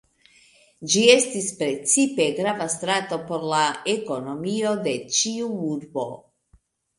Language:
Esperanto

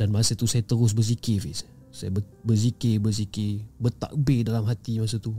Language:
Malay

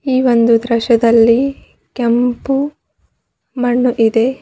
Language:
Kannada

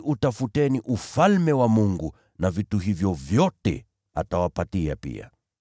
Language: Swahili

